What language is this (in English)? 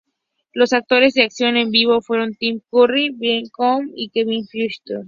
Spanish